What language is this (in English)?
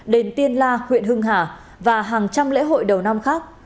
Vietnamese